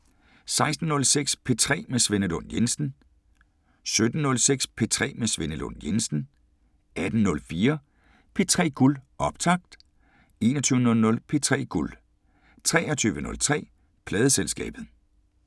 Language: Danish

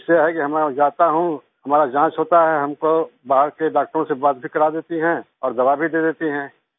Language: Hindi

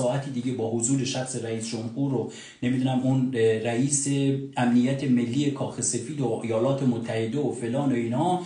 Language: Persian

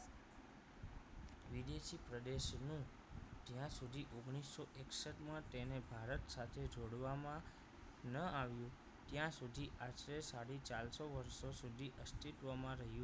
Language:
Gujarati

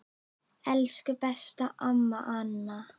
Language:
Icelandic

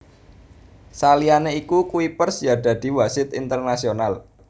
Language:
Javanese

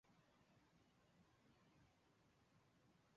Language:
Chinese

